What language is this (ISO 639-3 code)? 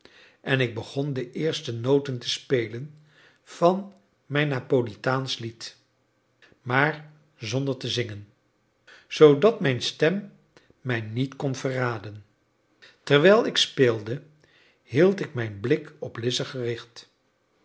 nld